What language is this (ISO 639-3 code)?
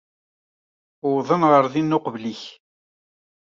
kab